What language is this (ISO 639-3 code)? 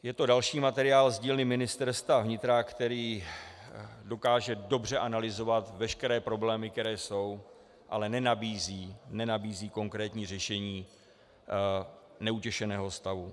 ces